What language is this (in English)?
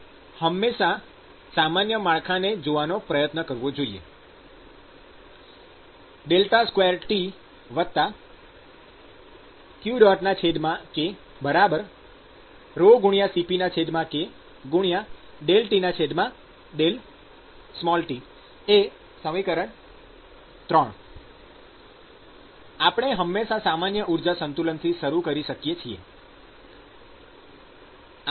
Gujarati